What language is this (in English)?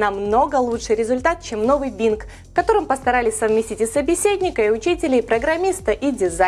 Russian